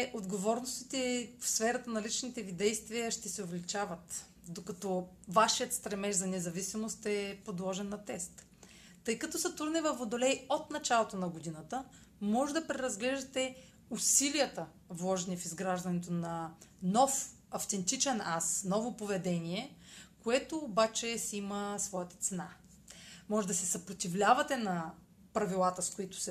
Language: Bulgarian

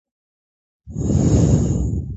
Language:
Georgian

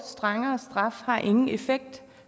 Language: Danish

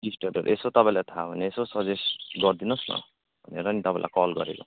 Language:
Nepali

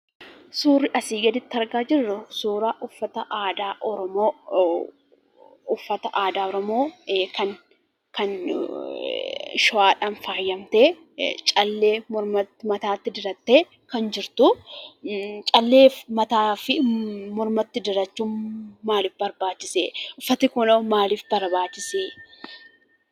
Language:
Oromo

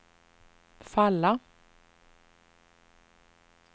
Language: Swedish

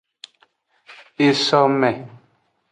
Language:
Aja (Benin)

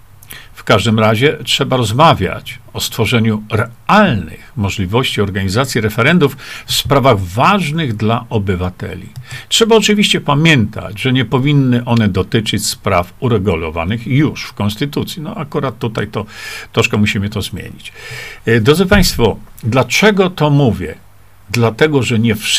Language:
Polish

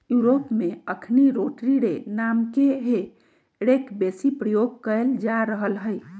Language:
Magahi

